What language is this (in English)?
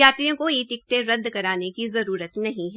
Hindi